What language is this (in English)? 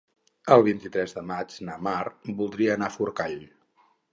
Catalan